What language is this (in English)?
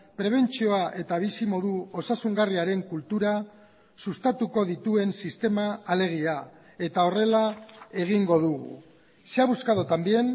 Basque